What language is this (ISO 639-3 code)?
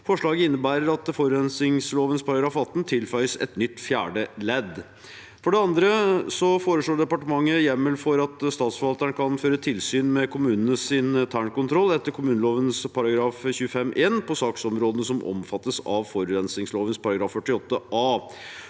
nor